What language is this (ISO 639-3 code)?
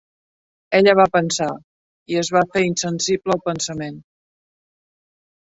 cat